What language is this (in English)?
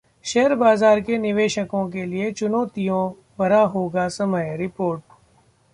Hindi